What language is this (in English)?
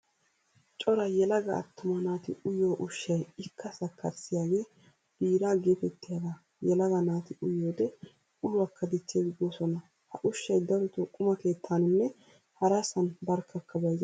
Wolaytta